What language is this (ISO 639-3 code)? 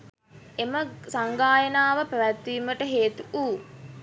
sin